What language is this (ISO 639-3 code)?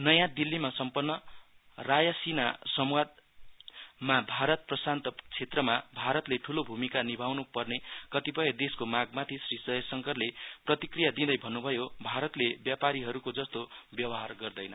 nep